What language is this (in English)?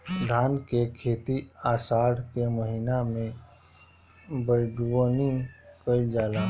Bhojpuri